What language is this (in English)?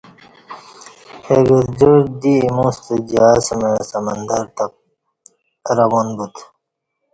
Kati